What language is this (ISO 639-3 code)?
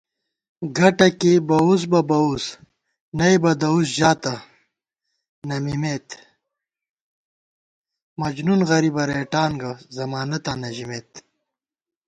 gwt